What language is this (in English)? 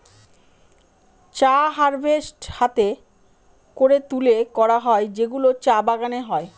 Bangla